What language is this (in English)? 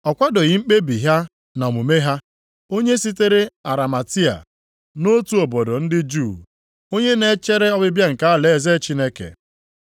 Igbo